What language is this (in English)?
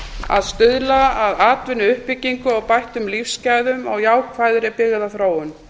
Icelandic